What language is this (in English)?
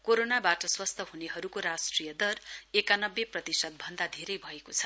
Nepali